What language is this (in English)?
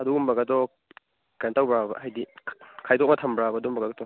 Manipuri